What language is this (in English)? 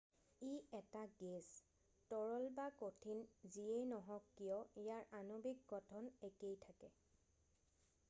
Assamese